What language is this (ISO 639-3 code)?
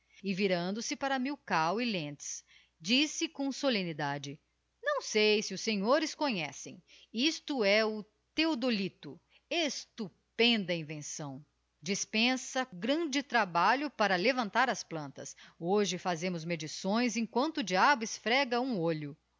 por